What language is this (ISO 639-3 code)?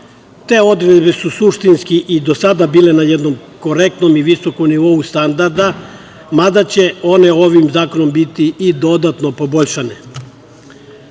srp